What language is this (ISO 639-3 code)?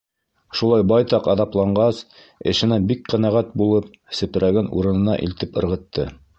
bak